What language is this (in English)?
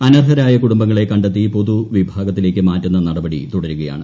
Malayalam